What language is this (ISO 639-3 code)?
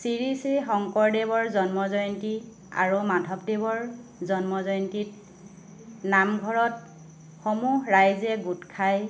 asm